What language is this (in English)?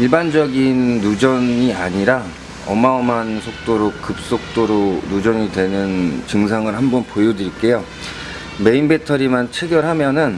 Korean